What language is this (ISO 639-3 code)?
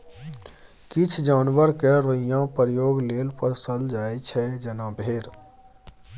mai